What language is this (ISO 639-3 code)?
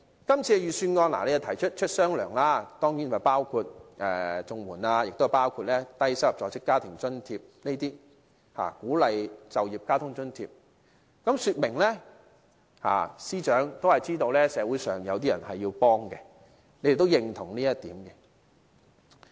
yue